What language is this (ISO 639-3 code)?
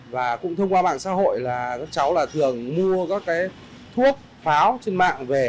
vie